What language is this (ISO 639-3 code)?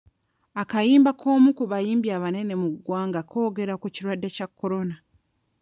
lug